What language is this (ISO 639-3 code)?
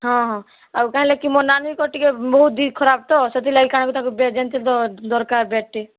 ori